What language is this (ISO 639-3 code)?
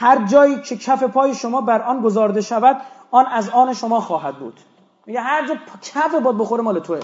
fas